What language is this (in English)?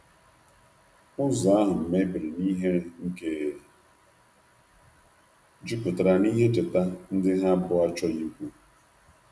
Igbo